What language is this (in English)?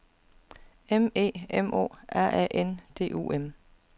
Danish